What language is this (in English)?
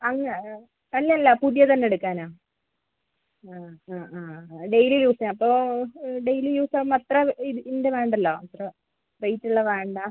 Malayalam